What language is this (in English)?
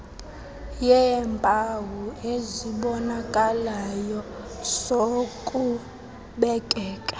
Xhosa